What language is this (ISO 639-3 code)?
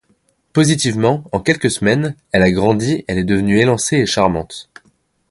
fra